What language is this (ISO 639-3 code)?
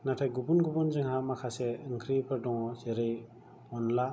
brx